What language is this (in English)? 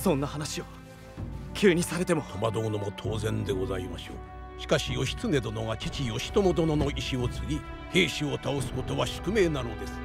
Japanese